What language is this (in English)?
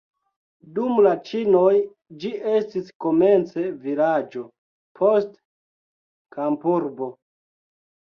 Esperanto